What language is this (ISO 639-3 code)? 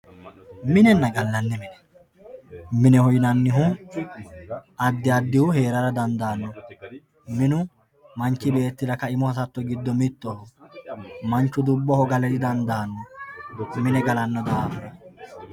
sid